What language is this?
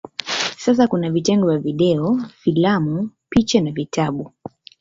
Swahili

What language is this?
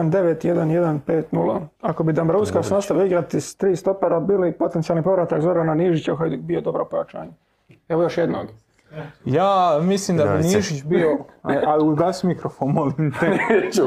Croatian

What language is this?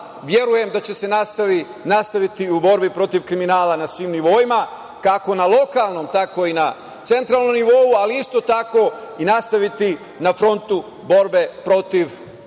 Serbian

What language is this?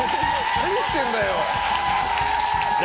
Japanese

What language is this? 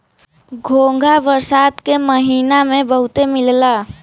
Bhojpuri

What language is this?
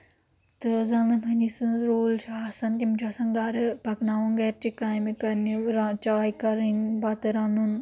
Kashmiri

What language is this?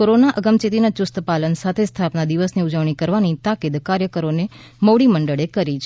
Gujarati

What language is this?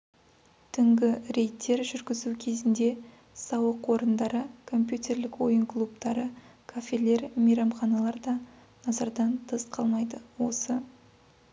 Kazakh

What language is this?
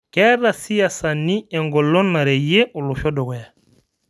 Masai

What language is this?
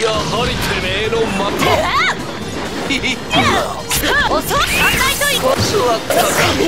Japanese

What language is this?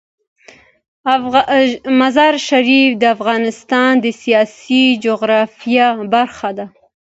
Pashto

